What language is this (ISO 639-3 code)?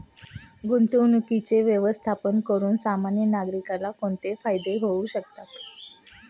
mar